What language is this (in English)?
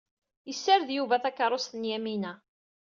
Kabyle